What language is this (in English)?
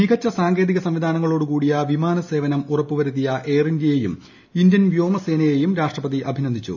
Malayalam